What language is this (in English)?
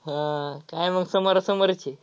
Marathi